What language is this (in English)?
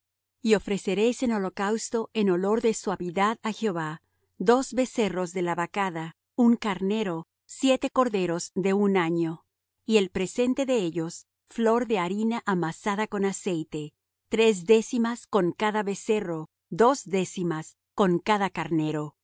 Spanish